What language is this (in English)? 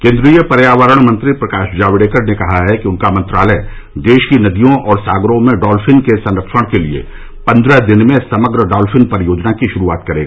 Hindi